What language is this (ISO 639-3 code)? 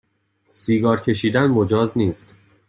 fas